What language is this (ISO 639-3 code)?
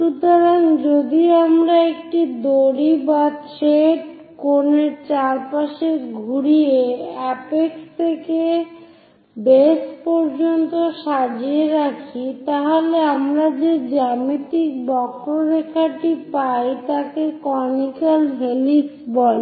ben